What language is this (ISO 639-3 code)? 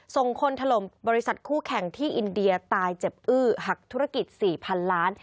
tha